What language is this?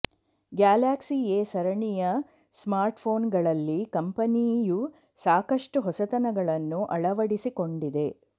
Kannada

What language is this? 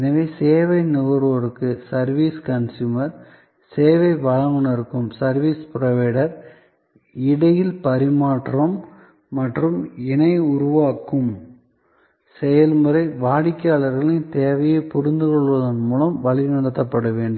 Tamil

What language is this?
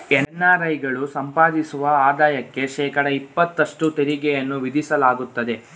Kannada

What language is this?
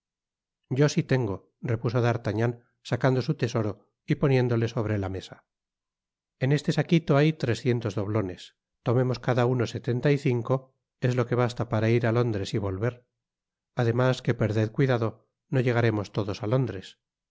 Spanish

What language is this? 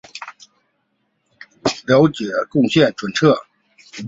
Chinese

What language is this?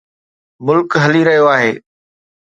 Sindhi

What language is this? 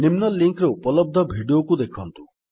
Odia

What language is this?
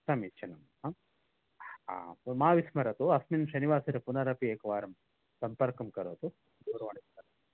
Sanskrit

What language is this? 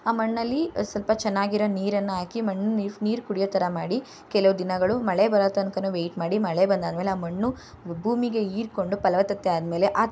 Kannada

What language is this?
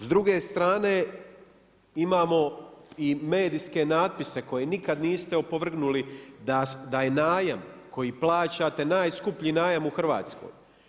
Croatian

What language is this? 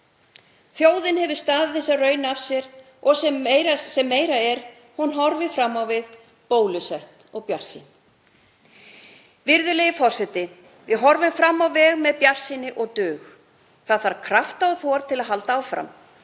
Icelandic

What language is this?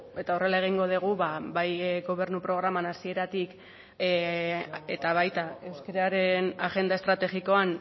Basque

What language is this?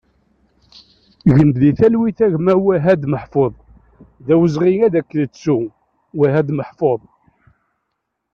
Kabyle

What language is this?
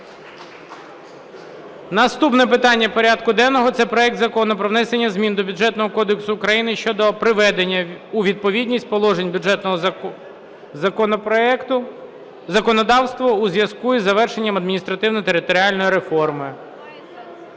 Ukrainian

